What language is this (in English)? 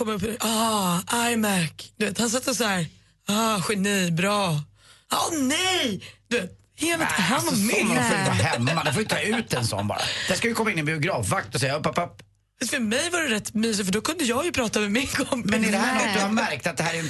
Swedish